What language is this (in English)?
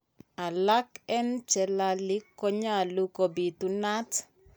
Kalenjin